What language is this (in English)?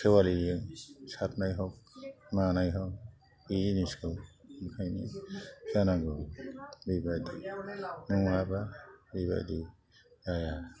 Bodo